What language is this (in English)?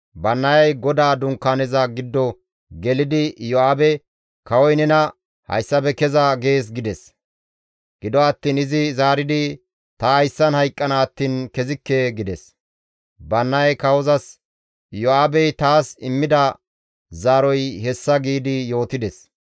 Gamo